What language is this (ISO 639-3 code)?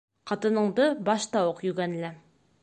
bak